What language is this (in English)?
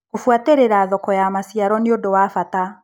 Kikuyu